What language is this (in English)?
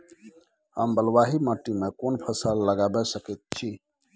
Maithili